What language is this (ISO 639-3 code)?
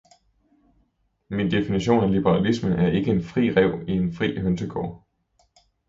dan